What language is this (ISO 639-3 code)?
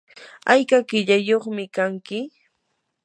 qur